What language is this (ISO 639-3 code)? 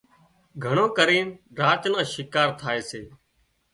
kxp